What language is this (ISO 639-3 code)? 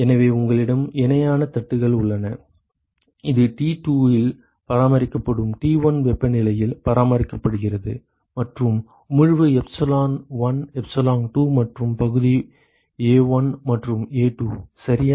tam